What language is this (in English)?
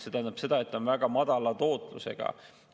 Estonian